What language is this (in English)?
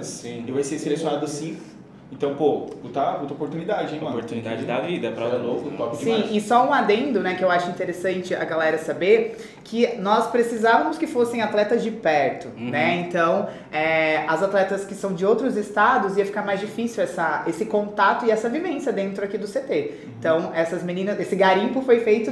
Portuguese